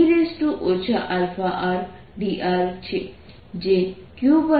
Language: Gujarati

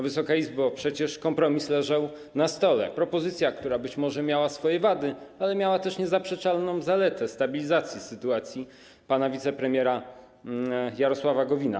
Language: Polish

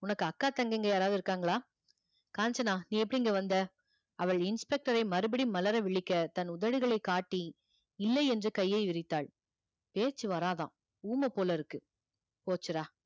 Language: Tamil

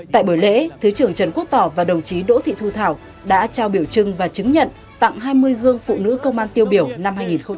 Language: Vietnamese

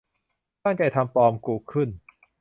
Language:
Thai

